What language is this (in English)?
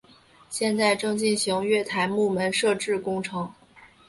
Chinese